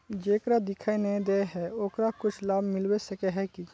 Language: Magahi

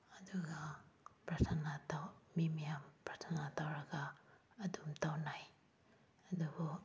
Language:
Manipuri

